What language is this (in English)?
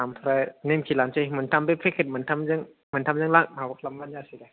Bodo